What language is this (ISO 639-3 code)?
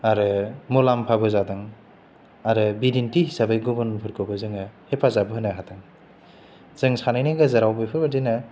brx